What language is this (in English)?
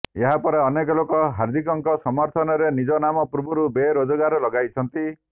Odia